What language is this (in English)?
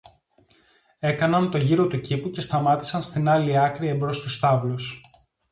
Greek